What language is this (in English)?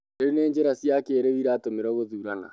Kikuyu